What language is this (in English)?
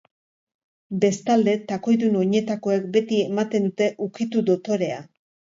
Basque